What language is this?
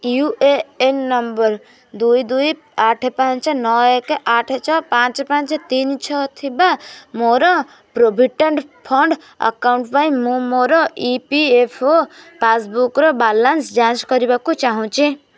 Odia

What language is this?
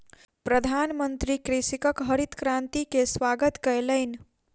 Maithili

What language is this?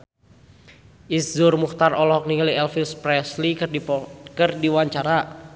Sundanese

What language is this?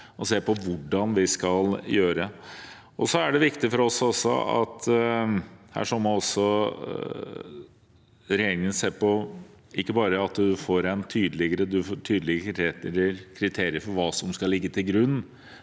Norwegian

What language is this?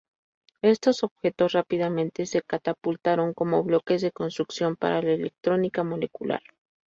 Spanish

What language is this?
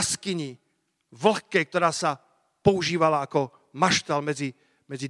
Slovak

